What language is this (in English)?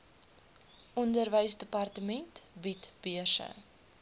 Afrikaans